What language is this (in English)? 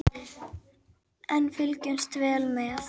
Icelandic